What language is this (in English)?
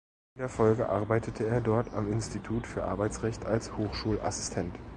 German